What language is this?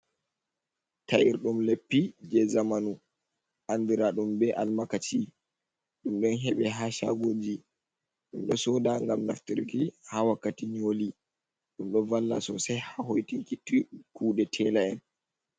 Fula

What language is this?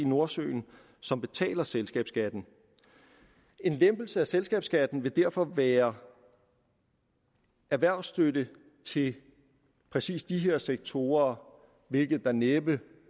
Danish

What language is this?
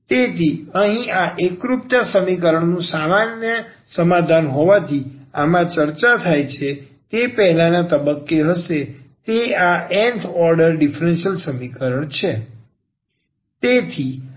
Gujarati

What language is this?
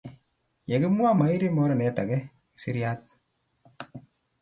Kalenjin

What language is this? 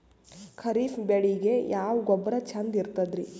Kannada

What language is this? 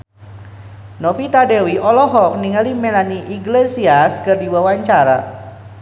Sundanese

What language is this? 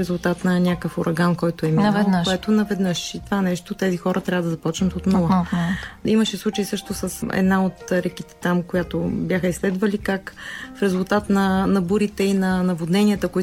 Bulgarian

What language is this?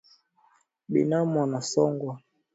Swahili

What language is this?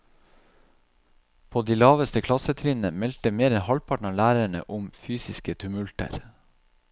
Norwegian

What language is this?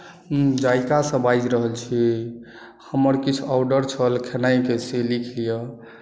Maithili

